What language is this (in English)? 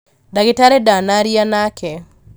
Kikuyu